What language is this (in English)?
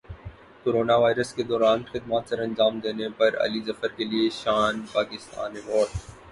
Urdu